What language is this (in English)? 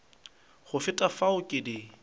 Northern Sotho